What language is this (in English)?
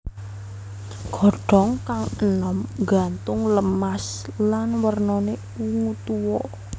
Javanese